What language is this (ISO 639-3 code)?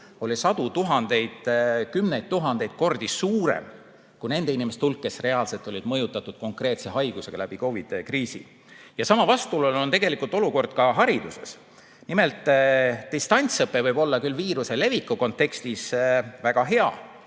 est